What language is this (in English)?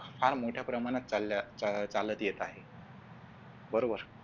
Marathi